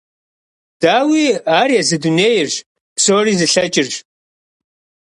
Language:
Kabardian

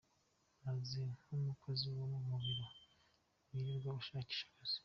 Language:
Kinyarwanda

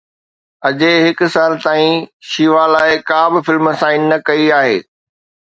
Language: Sindhi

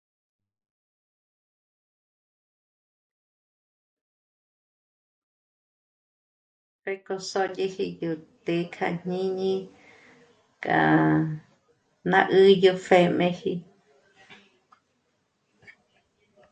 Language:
Michoacán Mazahua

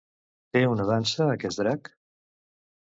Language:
Catalan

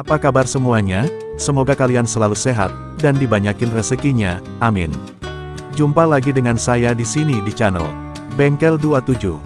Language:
Indonesian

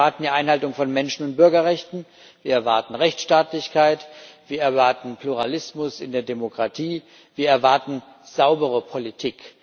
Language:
German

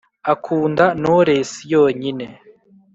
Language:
Kinyarwanda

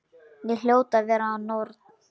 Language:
Icelandic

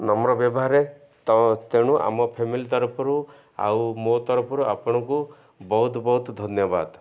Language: Odia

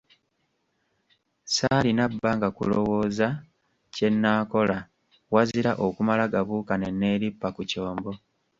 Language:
Ganda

